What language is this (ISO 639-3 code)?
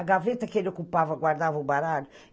por